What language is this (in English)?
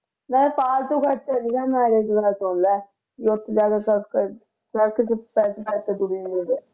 Punjabi